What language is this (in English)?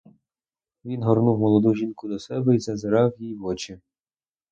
Ukrainian